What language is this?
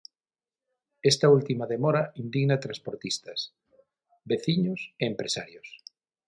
Galician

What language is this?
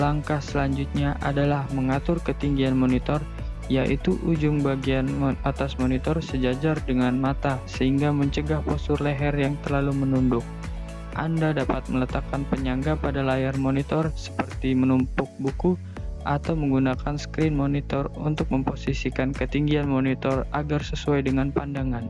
Indonesian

